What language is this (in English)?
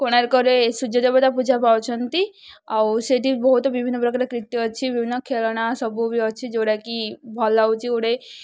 Odia